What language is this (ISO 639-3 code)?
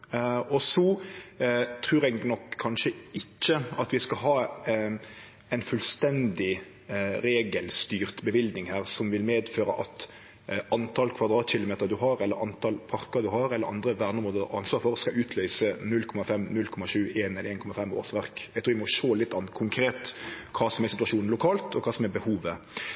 nno